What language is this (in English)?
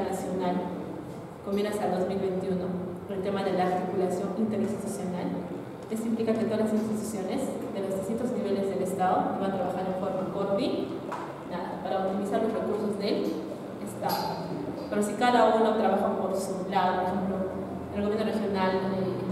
Spanish